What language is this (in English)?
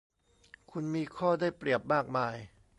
Thai